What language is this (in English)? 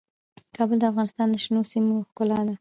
Pashto